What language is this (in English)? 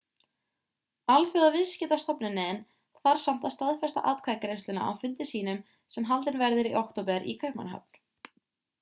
Icelandic